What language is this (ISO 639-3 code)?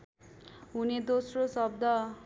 nep